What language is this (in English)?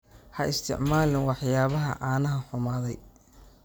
Somali